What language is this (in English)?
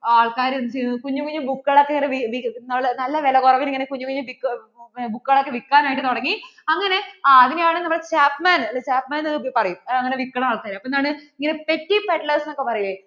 Malayalam